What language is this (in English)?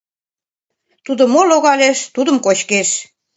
Mari